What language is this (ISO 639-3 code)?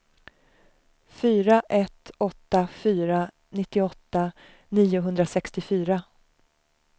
swe